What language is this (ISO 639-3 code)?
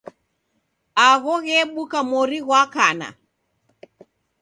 dav